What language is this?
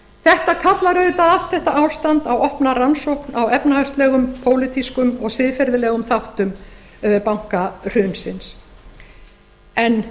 Icelandic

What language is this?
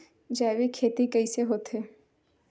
Chhattisgarhi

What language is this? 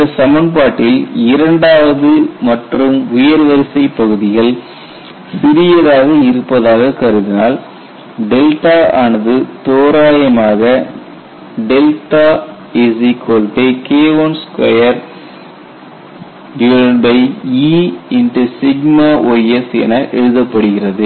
Tamil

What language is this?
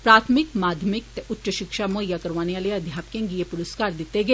Dogri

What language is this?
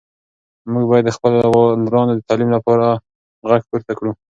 Pashto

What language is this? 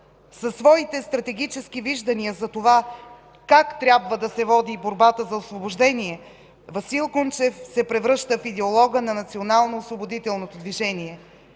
Bulgarian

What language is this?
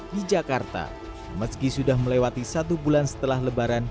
Indonesian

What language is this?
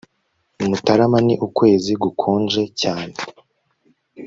Kinyarwanda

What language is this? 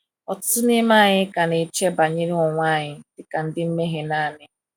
Igbo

